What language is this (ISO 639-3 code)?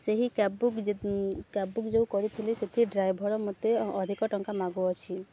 ori